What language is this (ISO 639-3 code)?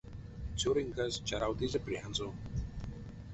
myv